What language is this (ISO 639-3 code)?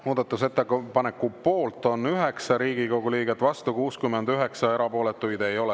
est